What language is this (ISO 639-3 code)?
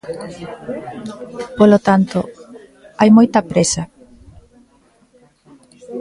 glg